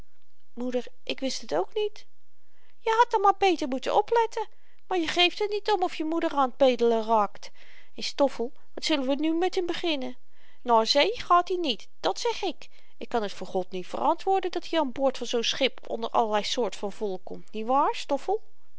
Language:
Dutch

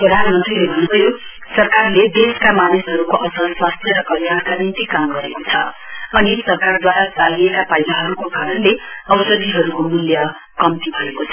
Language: Nepali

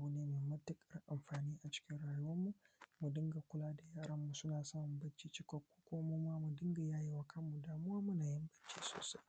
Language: Hausa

